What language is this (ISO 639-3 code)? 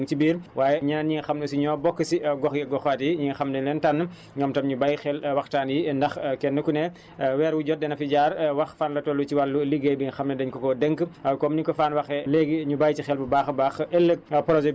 wol